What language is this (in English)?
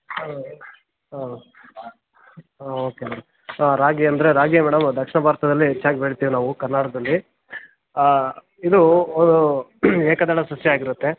Kannada